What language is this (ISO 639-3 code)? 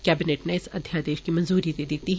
doi